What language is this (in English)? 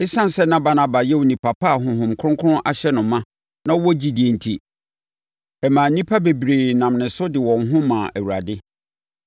Akan